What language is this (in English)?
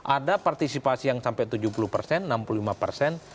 Indonesian